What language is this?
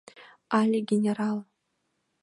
Mari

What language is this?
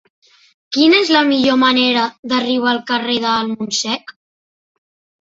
Catalan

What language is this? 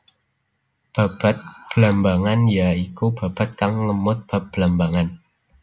Javanese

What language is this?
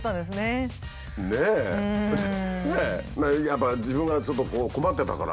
Japanese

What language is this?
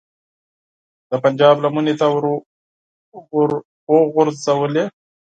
Pashto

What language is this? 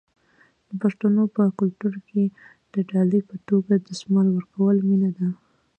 Pashto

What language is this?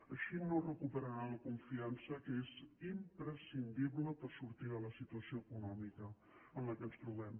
Catalan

